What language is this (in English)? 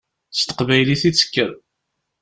Kabyle